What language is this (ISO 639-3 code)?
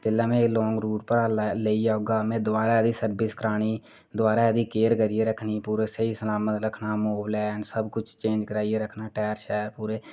doi